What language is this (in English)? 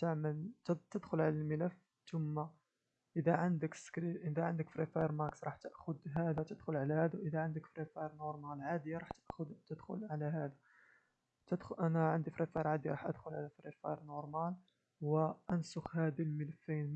Arabic